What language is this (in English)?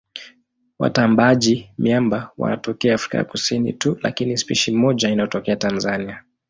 Swahili